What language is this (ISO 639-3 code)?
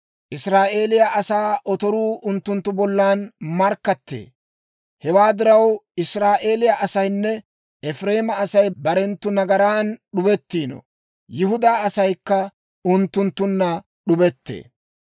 dwr